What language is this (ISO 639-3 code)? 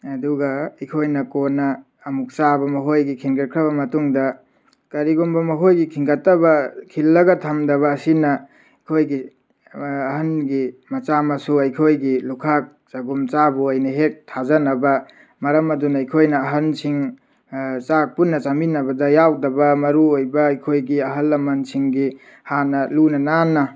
mni